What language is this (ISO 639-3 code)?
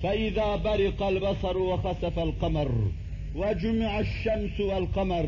tur